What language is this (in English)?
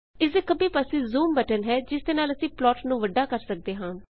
Punjabi